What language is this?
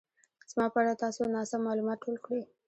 Pashto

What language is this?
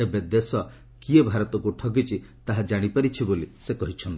Odia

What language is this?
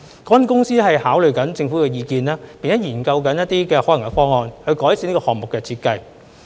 Cantonese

